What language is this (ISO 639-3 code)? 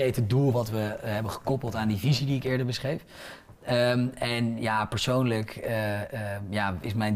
nld